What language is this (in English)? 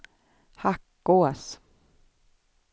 Swedish